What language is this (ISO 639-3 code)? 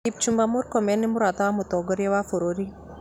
kik